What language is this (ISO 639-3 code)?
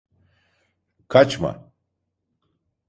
tur